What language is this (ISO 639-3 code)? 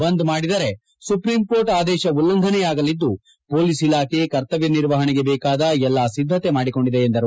kan